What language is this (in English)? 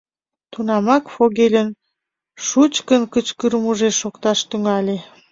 Mari